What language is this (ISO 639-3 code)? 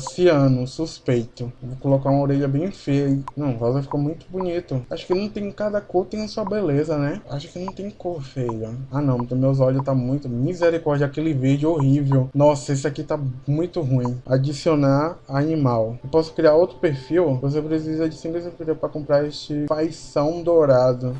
por